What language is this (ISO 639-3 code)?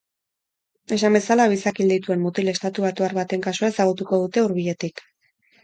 eus